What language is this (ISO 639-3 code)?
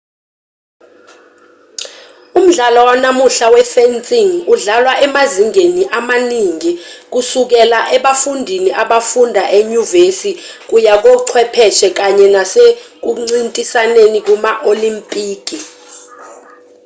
zul